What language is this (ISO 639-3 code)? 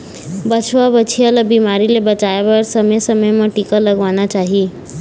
hne